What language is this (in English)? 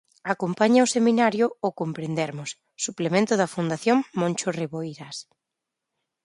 Galician